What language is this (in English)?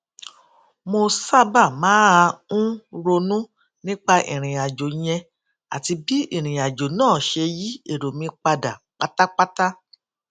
Yoruba